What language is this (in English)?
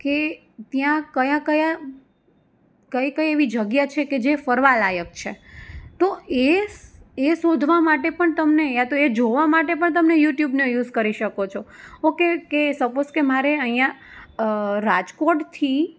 Gujarati